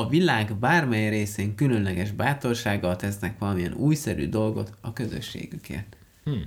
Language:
Hungarian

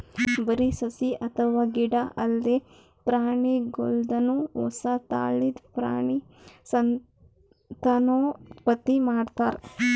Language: Kannada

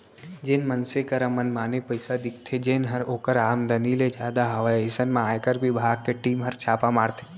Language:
Chhattisgarhi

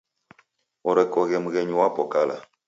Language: Taita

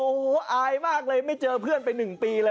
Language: Thai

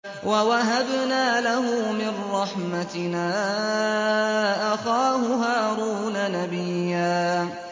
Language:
Arabic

